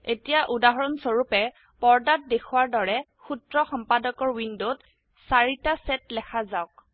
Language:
Assamese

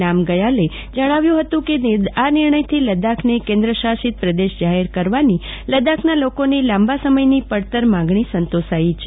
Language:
Gujarati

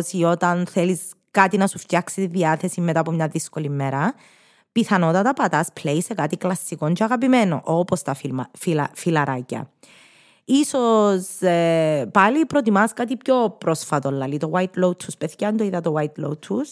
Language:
Greek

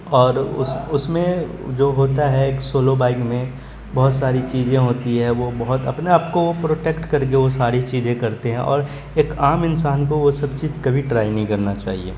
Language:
Urdu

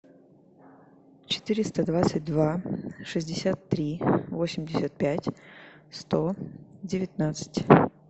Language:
Russian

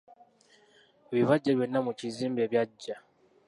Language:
Ganda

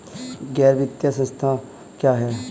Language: Hindi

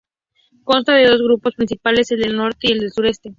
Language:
Spanish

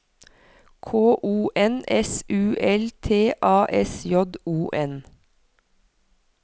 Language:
Norwegian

